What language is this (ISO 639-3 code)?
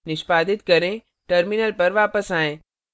hin